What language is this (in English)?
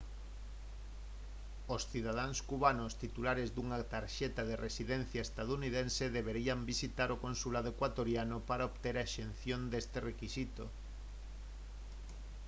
Galician